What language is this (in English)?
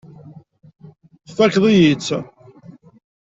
Kabyle